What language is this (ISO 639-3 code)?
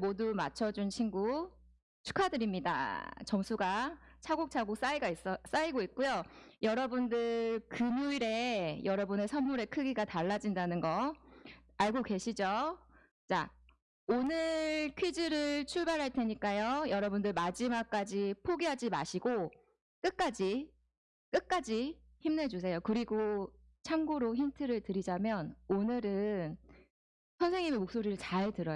kor